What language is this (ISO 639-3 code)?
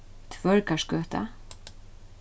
fao